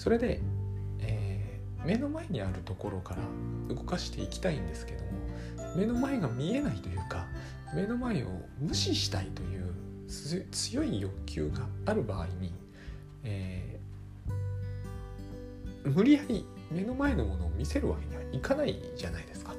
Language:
Japanese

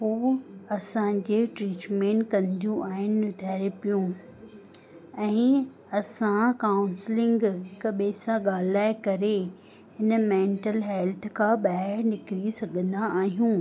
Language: Sindhi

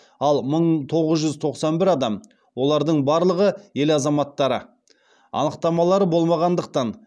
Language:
Kazakh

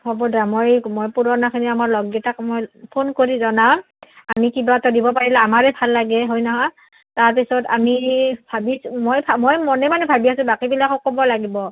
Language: Assamese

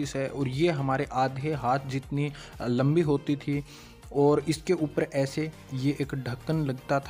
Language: Hindi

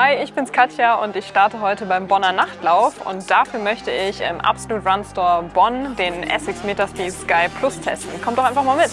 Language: German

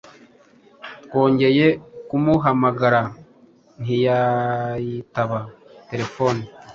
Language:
Kinyarwanda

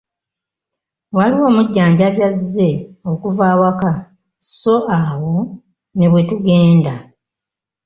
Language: Ganda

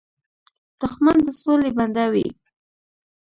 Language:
Pashto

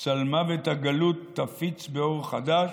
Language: Hebrew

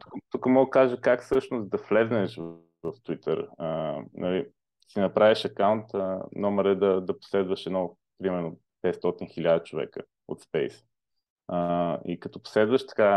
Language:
Bulgarian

